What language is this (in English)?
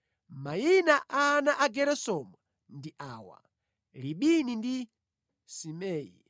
Nyanja